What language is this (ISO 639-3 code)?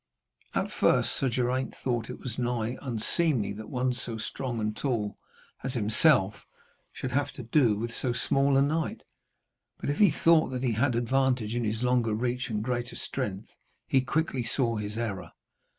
eng